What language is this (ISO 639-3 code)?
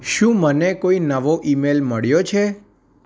guj